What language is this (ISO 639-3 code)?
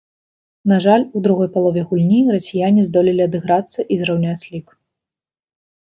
bel